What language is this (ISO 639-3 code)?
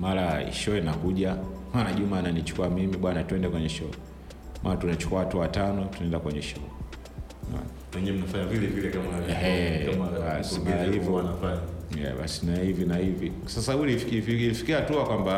swa